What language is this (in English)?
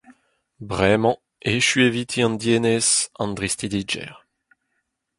Breton